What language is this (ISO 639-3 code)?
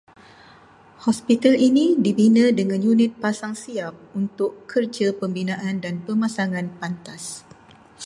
msa